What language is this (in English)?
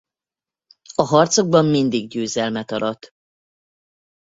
Hungarian